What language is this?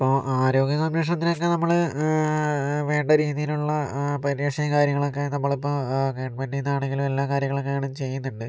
Malayalam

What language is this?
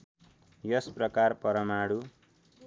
Nepali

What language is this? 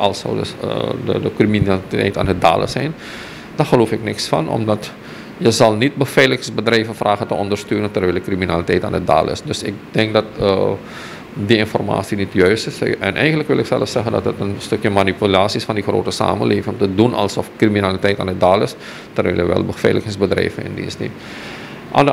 Dutch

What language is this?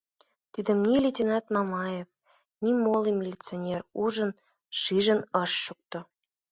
Mari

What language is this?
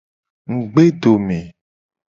Gen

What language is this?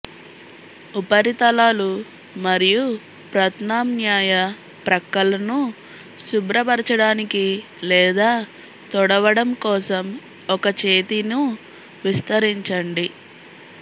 Telugu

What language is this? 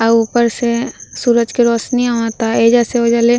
Bhojpuri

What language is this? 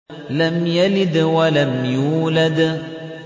Arabic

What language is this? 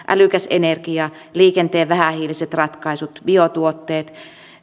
Finnish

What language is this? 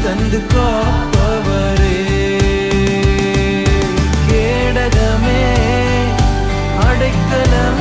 Urdu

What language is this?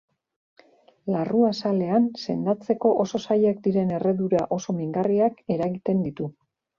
Basque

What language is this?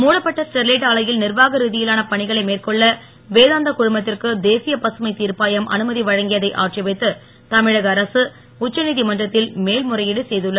Tamil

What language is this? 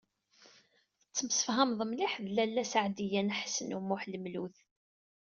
Kabyle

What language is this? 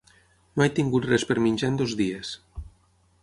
Catalan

